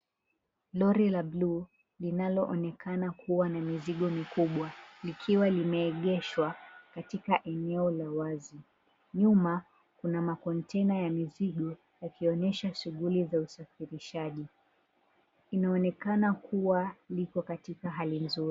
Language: Swahili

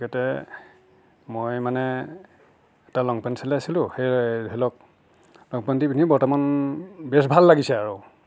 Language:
Assamese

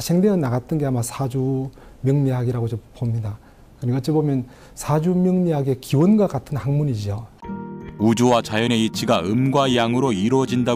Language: Korean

